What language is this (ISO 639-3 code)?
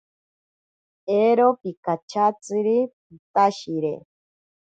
prq